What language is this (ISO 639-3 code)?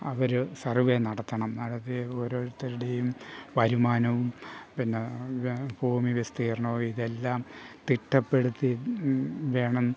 mal